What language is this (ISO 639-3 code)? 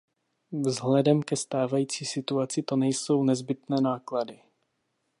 ces